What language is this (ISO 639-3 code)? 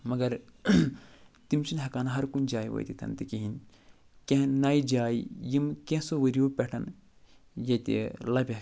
kas